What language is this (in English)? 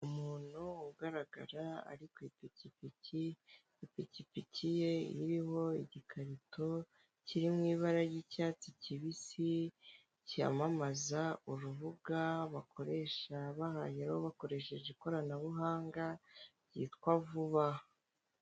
Kinyarwanda